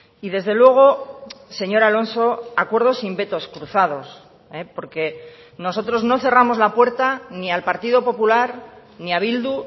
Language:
Spanish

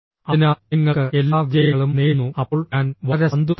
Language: Malayalam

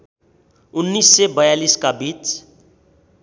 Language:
Nepali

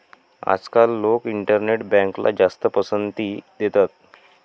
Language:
Marathi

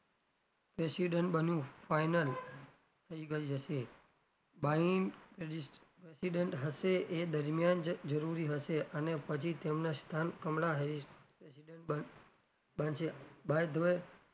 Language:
Gujarati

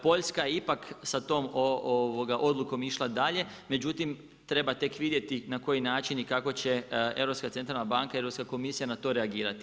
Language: Croatian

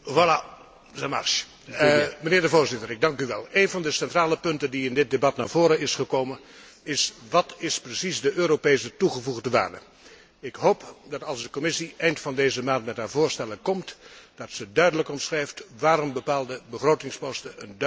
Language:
Dutch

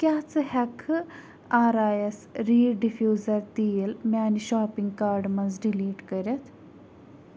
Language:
Kashmiri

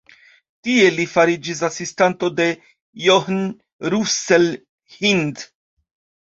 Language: Esperanto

